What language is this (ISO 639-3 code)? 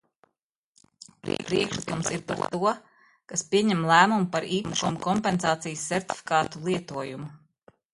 lav